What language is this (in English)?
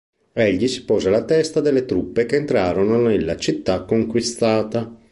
Italian